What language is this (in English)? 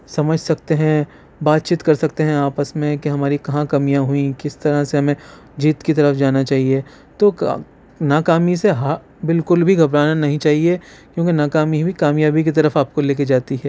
Urdu